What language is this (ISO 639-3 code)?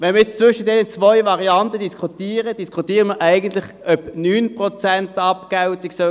gsw